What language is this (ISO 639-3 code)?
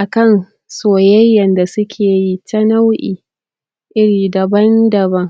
hau